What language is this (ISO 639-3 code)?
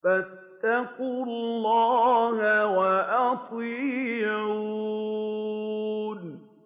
ara